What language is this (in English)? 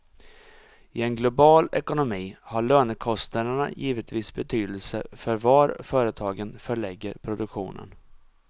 Swedish